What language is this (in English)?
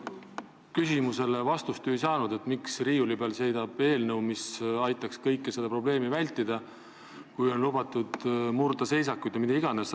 Estonian